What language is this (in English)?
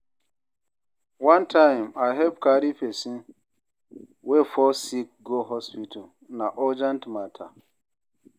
Nigerian Pidgin